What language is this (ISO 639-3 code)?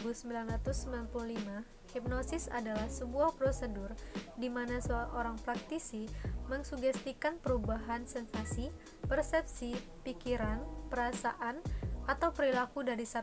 ind